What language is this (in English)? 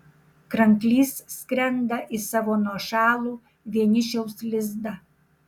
Lithuanian